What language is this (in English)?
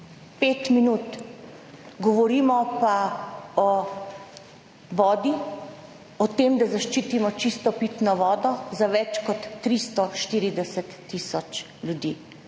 Slovenian